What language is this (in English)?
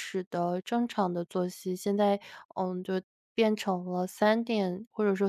Chinese